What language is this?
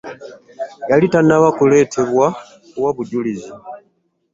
Ganda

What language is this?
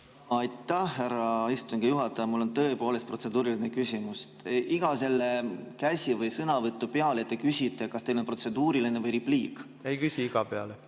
Estonian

